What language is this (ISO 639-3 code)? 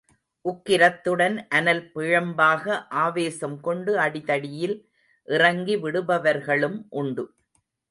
tam